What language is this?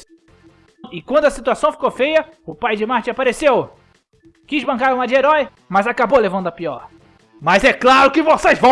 Portuguese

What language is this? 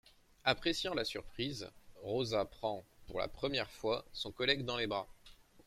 French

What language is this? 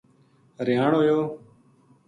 Gujari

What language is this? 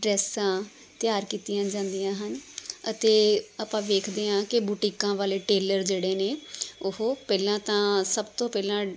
Punjabi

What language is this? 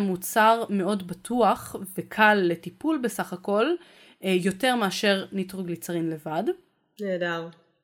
Hebrew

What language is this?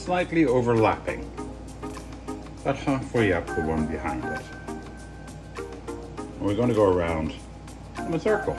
English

